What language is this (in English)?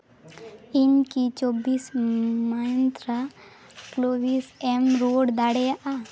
Santali